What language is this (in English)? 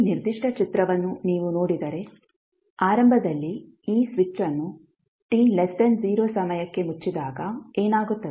Kannada